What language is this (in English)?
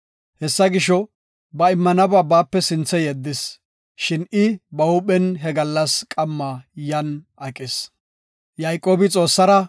Gofa